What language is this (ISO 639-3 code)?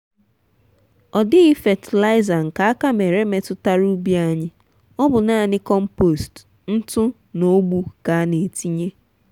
ibo